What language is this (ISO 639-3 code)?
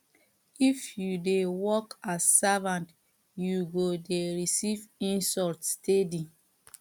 pcm